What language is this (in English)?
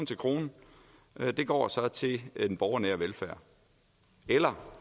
Danish